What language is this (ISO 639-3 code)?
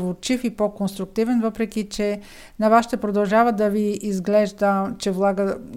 bul